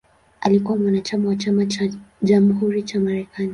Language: Swahili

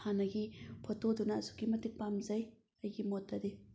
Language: Manipuri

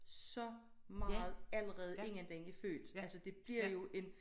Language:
Danish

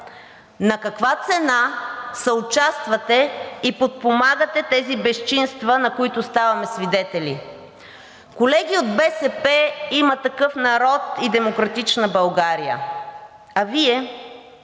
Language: Bulgarian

